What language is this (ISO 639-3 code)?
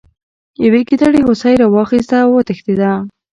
pus